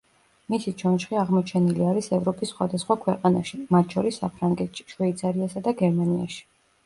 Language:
Georgian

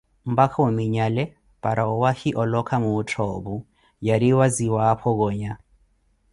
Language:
Koti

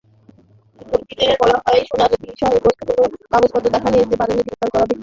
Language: Bangla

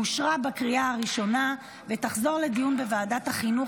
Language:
Hebrew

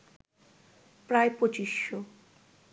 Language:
Bangla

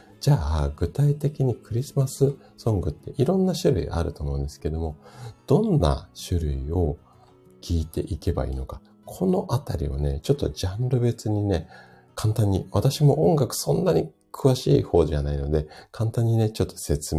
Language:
Japanese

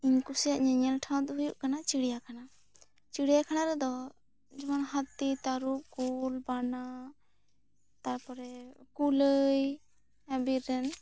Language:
Santali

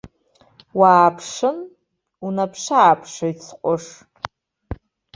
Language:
Abkhazian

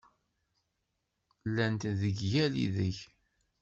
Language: Kabyle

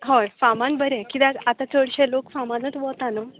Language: Konkani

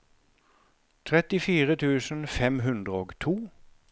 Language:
Norwegian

